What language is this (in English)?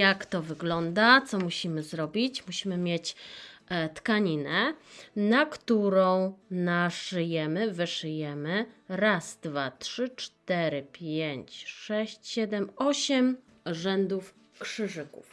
Polish